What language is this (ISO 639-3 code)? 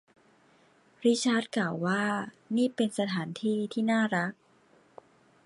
tha